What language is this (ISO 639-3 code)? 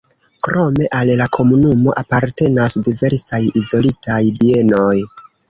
epo